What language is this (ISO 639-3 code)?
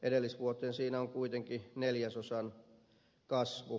fin